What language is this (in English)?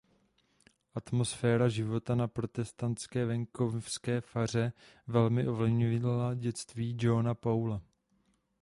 Czech